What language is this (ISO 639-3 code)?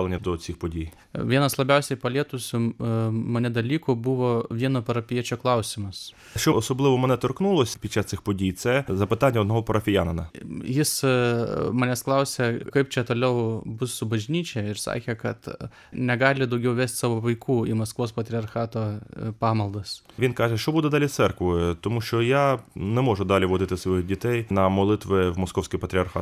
ukr